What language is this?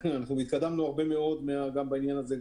Hebrew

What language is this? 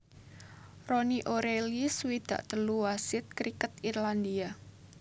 Javanese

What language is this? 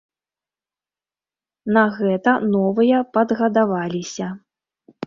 Belarusian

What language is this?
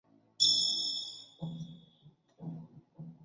Chinese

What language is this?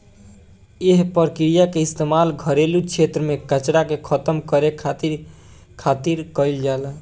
Bhojpuri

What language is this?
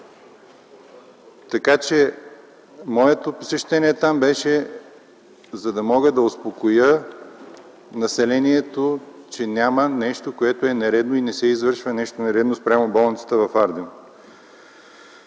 Bulgarian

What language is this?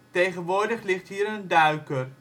Dutch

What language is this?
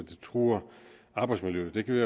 Danish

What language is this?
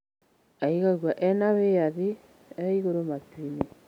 Kikuyu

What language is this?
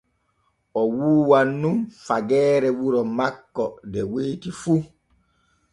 Borgu Fulfulde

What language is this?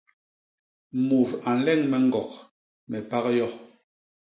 Basaa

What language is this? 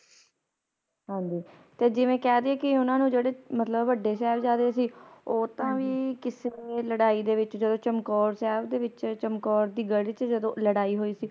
Punjabi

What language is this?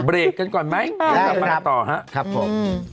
Thai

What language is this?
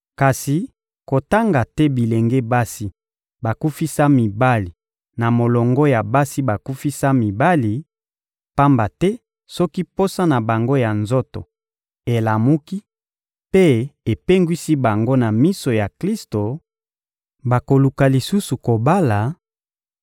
Lingala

